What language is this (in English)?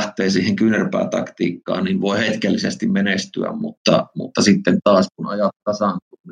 Finnish